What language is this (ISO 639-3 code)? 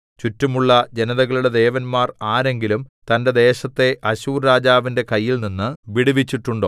mal